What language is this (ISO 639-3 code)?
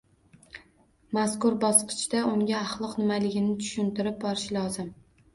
uzb